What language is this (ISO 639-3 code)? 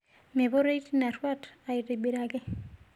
mas